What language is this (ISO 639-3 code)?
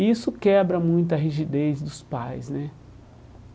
por